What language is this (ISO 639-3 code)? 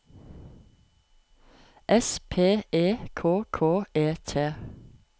nor